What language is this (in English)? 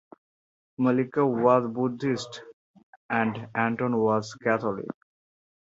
English